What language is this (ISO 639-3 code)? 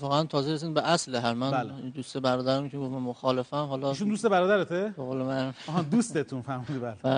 fas